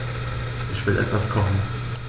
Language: German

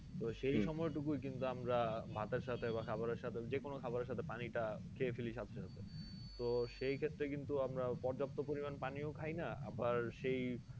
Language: Bangla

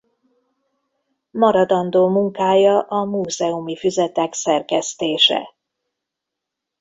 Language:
Hungarian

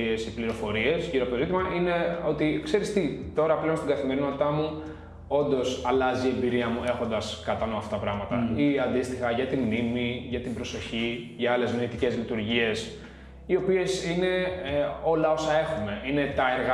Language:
Greek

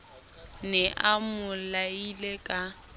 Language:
Southern Sotho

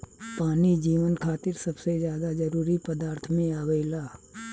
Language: Bhojpuri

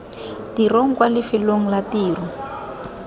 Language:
Tswana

